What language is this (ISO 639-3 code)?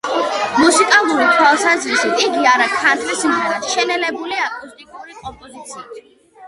kat